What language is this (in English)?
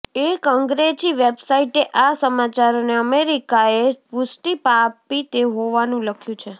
Gujarati